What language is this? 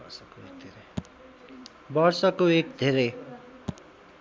Nepali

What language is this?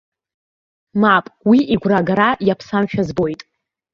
Abkhazian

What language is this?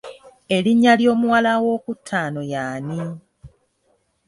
Ganda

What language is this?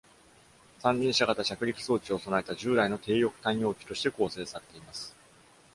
Japanese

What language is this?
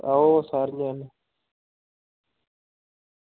Dogri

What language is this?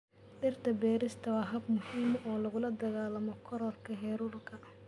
Somali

